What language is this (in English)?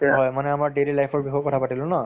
Assamese